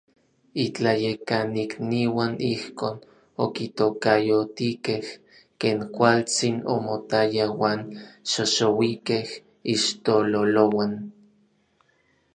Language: Orizaba Nahuatl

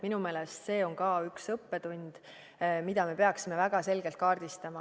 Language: Estonian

